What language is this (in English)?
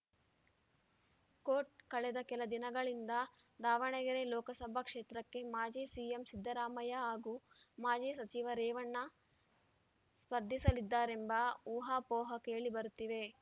Kannada